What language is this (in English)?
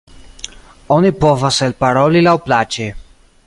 Esperanto